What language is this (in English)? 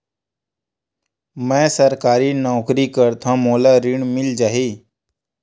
Chhattisgarhi